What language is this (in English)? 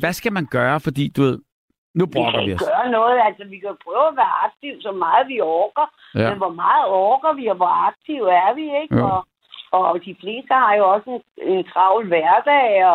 Danish